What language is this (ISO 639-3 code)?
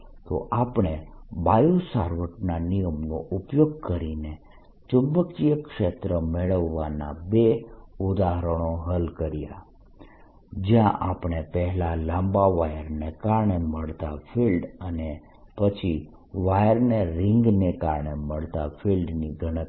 guj